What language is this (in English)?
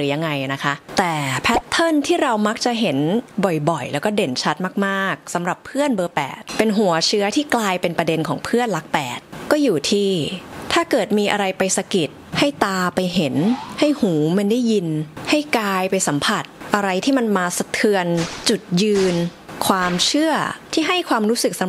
Thai